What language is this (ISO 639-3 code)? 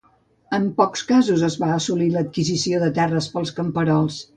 cat